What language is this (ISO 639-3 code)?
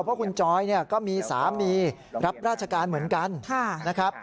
tha